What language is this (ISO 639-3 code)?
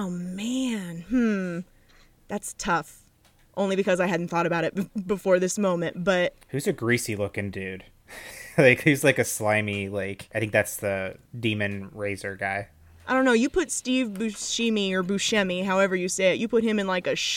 eng